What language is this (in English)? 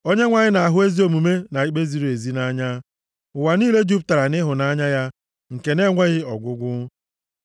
Igbo